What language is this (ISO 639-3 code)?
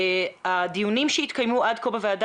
heb